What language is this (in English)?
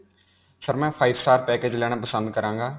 Punjabi